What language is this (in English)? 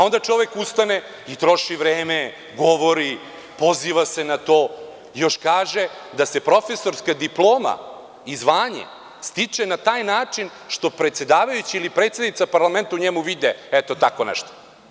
Serbian